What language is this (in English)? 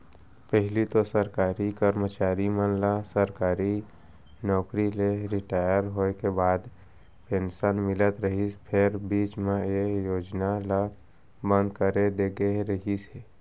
Chhattisgarhi